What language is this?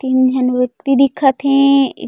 Chhattisgarhi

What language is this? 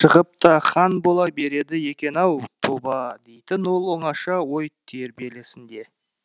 Kazakh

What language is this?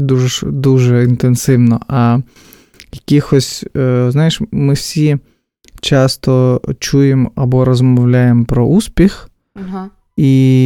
Ukrainian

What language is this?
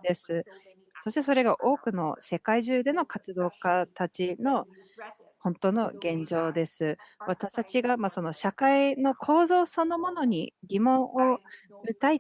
Japanese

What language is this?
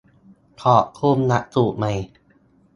Thai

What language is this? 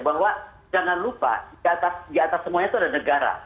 Indonesian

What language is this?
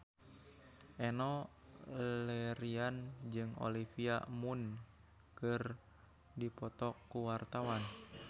Sundanese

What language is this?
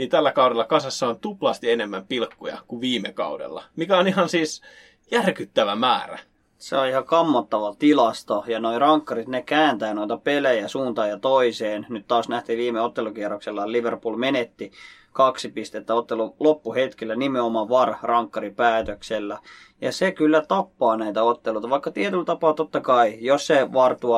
Finnish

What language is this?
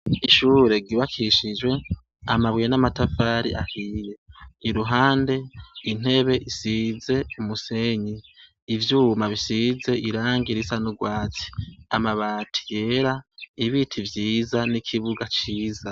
Rundi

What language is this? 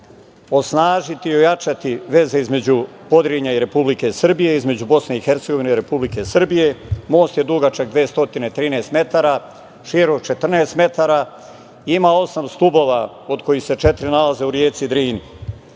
Serbian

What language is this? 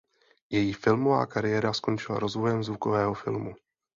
Czech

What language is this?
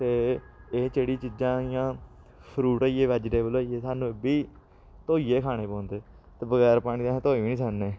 Dogri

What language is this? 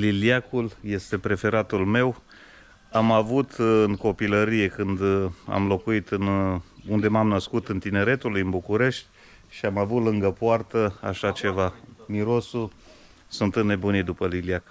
Romanian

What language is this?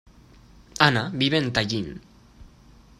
Spanish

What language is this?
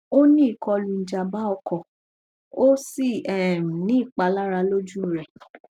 Yoruba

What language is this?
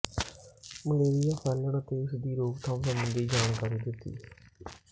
Punjabi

